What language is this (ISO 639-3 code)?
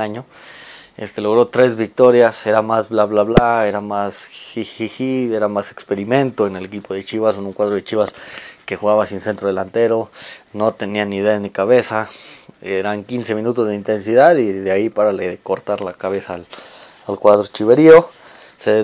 spa